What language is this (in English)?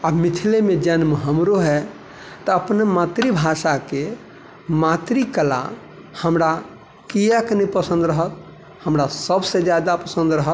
Maithili